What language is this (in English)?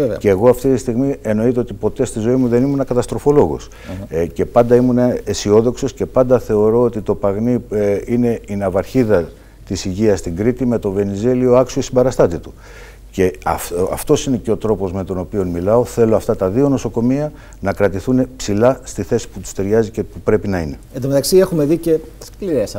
Greek